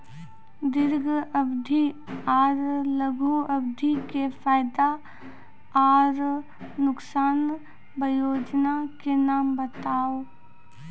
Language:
Maithili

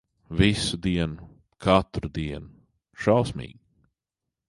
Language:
Latvian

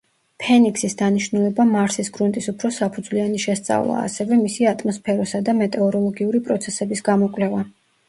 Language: Georgian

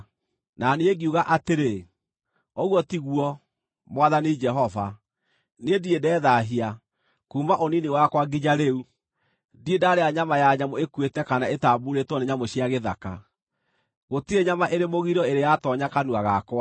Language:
Kikuyu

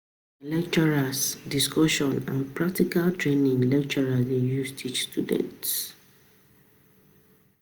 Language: Nigerian Pidgin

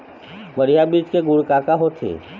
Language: Chhattisgarhi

